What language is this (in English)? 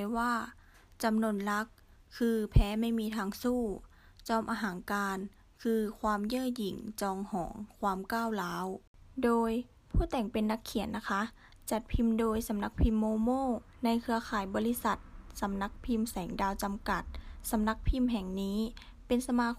Thai